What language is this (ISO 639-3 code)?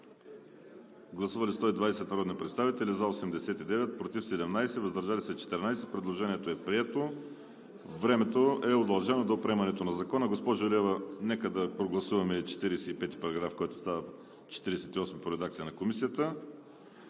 bul